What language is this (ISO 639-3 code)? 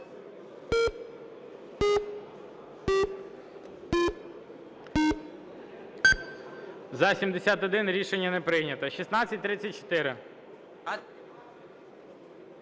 ukr